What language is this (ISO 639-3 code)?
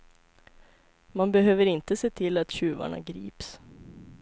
swe